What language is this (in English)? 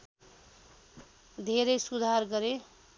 Nepali